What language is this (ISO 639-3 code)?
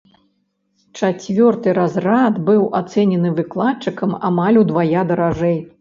bel